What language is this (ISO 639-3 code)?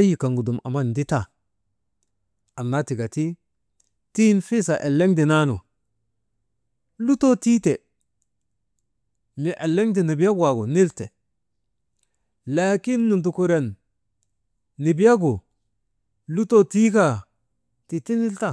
mde